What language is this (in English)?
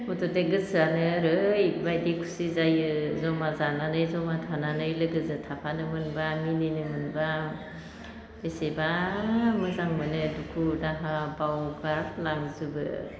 Bodo